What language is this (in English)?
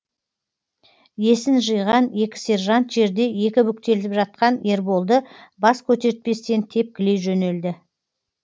Kazakh